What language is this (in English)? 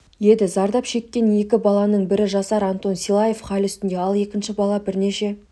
Kazakh